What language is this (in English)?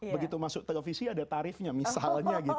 Indonesian